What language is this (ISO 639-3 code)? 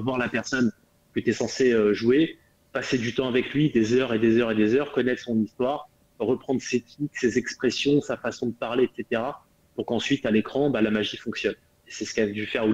fra